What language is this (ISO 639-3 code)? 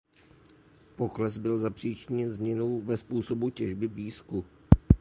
ces